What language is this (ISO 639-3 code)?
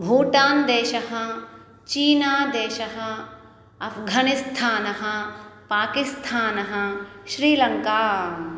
san